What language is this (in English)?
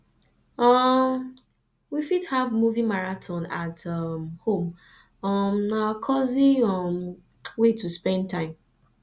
Nigerian Pidgin